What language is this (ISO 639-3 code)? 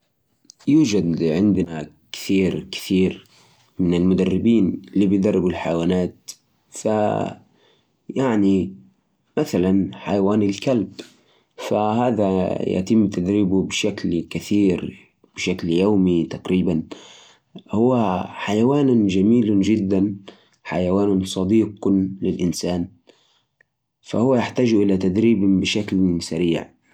ars